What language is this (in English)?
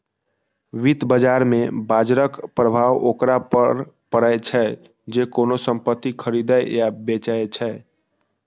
Maithili